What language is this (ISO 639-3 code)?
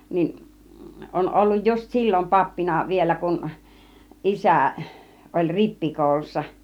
fin